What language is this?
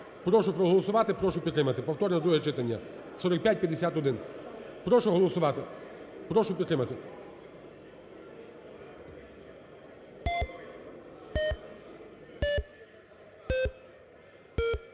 Ukrainian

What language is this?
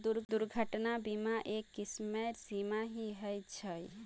Magahi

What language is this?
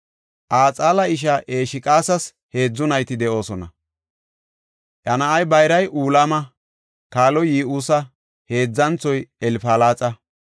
Gofa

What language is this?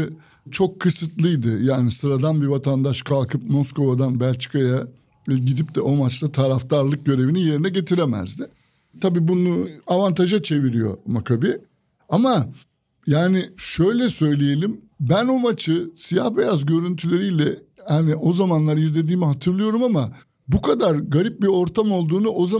Turkish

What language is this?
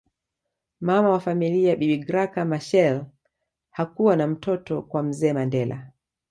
Swahili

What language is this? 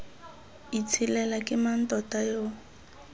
Tswana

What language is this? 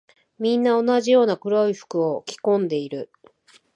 Japanese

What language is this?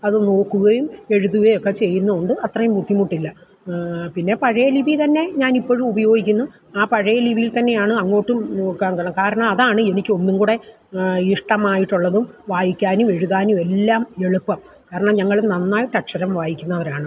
Malayalam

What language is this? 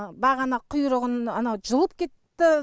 Kazakh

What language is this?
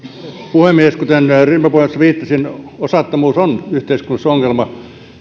Finnish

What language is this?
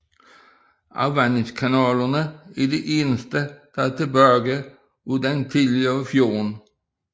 Danish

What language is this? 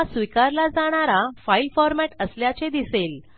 Marathi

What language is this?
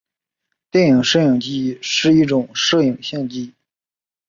Chinese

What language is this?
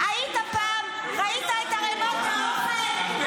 Hebrew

